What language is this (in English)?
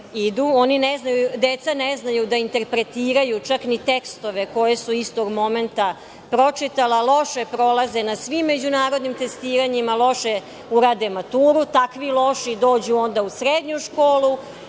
Serbian